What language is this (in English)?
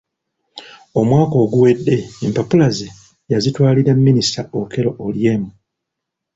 Ganda